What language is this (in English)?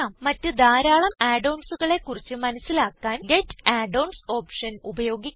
Malayalam